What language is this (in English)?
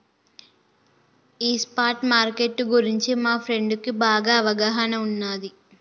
Telugu